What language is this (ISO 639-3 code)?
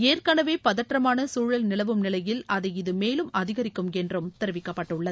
tam